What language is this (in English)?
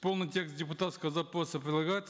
Kazakh